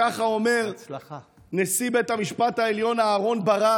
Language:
Hebrew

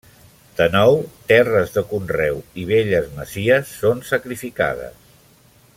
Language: Catalan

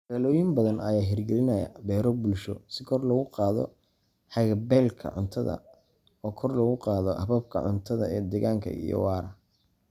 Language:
Somali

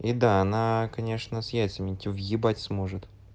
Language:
Russian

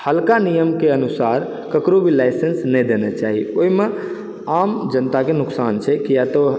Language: Maithili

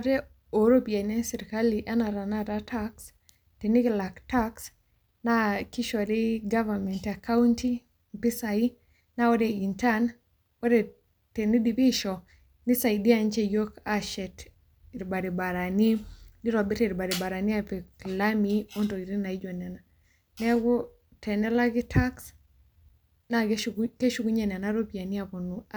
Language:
Masai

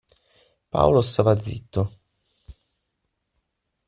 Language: Italian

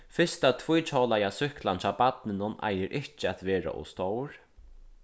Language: Faroese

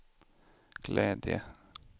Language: Swedish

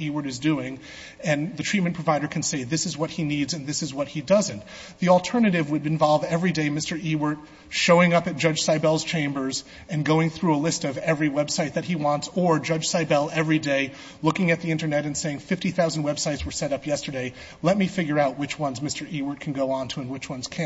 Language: English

